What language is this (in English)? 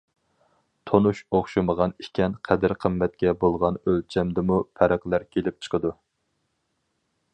Uyghur